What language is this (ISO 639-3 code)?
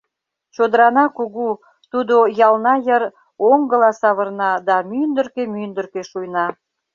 chm